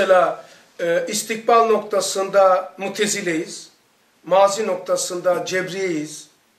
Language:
Turkish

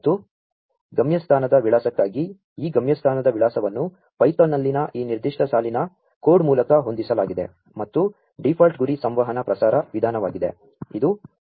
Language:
Kannada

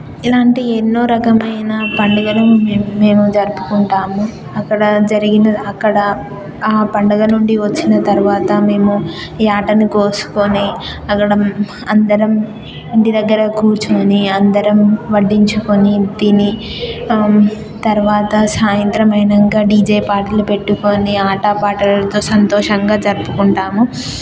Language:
Telugu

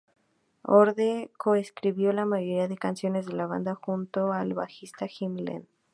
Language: Spanish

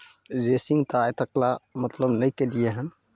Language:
Maithili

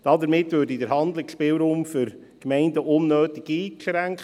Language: Swiss German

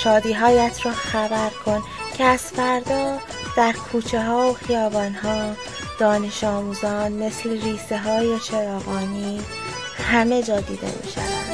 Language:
Persian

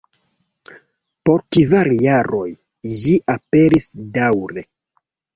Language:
Esperanto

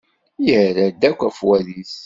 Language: Kabyle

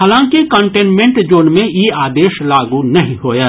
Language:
Maithili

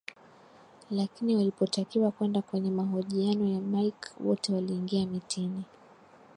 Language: Swahili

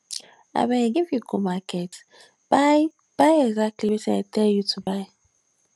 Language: Nigerian Pidgin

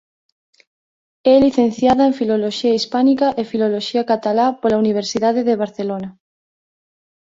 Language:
Galician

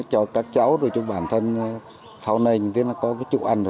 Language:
Vietnamese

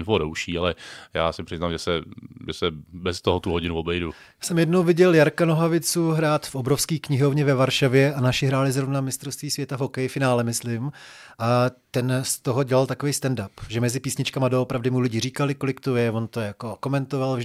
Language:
Czech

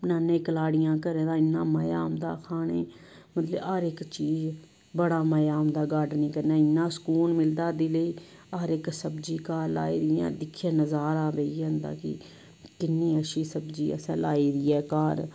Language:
Dogri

